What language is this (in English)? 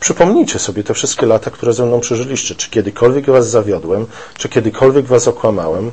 Polish